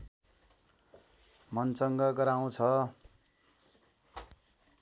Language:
Nepali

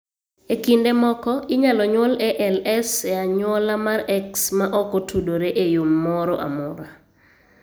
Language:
Luo (Kenya and Tanzania)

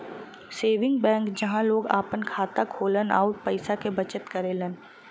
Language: Bhojpuri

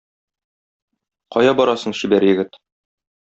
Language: Tatar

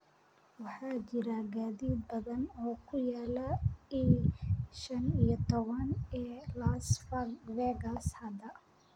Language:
Somali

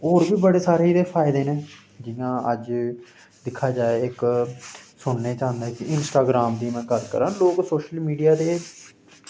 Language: Dogri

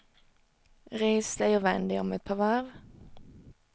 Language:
Swedish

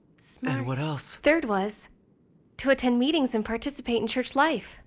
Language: English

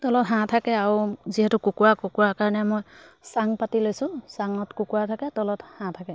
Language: Assamese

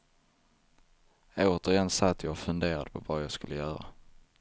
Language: Swedish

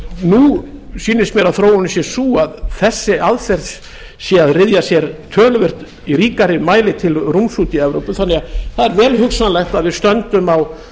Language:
Icelandic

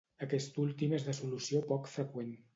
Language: Catalan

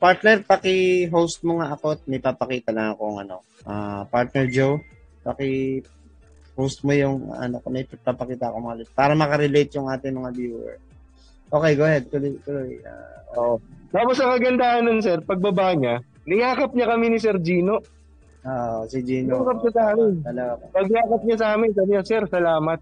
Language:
Filipino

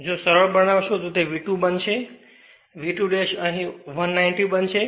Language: Gujarati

